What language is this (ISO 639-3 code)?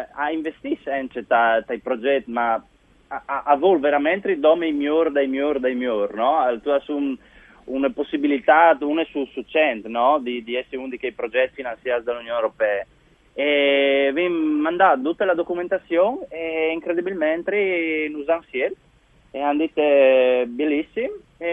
ita